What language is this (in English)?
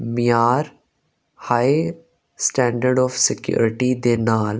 Punjabi